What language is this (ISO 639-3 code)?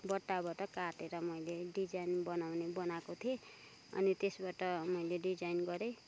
nep